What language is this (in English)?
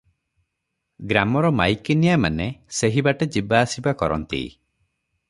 Odia